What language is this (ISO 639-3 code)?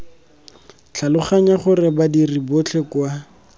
tsn